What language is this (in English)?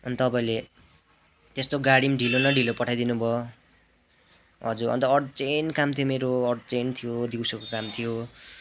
Nepali